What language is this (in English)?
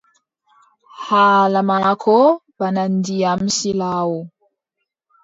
Adamawa Fulfulde